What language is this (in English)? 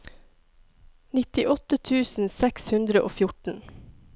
Norwegian